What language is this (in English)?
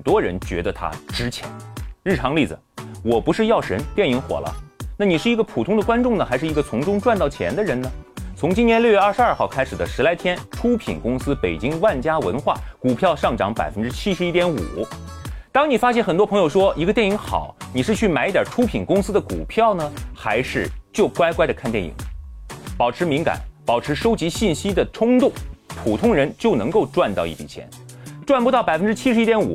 Chinese